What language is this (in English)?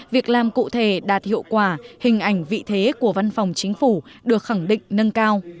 Vietnamese